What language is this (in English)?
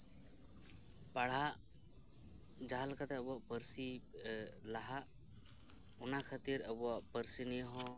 Santali